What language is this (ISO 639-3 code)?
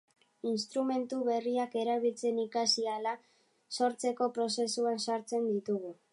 eus